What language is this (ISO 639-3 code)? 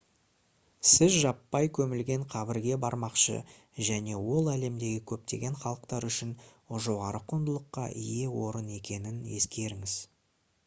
kaz